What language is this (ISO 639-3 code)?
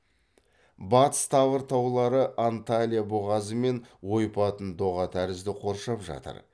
kaz